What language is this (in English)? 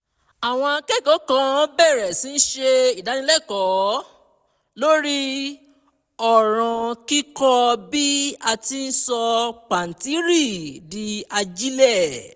Yoruba